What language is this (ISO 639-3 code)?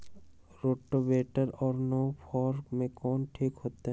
mag